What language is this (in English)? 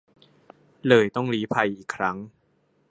Thai